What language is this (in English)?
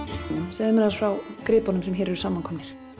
Icelandic